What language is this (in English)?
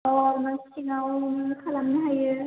Bodo